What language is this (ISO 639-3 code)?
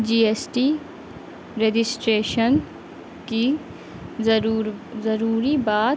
urd